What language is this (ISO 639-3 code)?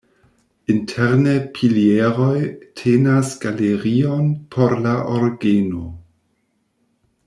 epo